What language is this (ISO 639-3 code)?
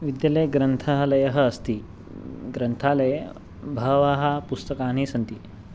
san